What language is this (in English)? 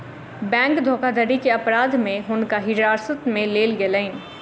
Maithili